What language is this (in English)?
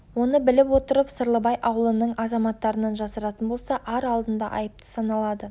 Kazakh